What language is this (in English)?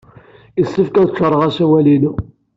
Kabyle